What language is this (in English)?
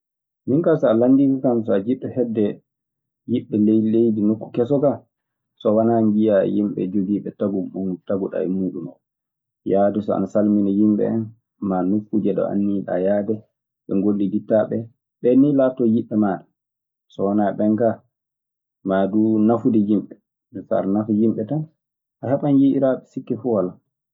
Maasina Fulfulde